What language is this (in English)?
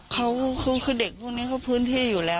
Thai